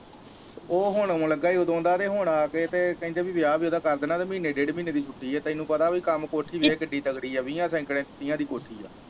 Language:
Punjabi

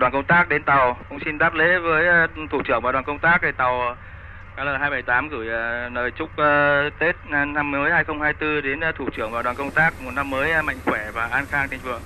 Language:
Vietnamese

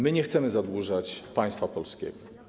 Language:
Polish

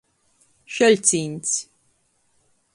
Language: Latgalian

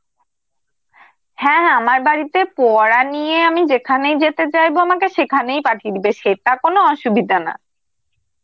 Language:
Bangla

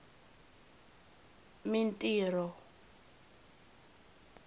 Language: Tsonga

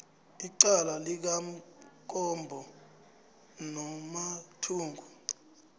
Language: South Ndebele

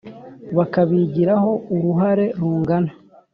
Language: Kinyarwanda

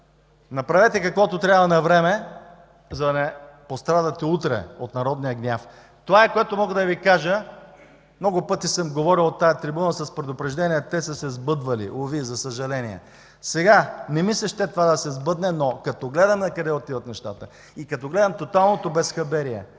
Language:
Bulgarian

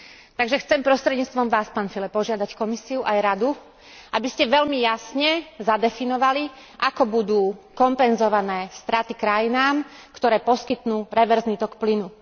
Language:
Slovak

